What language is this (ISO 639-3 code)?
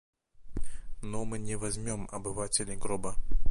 rus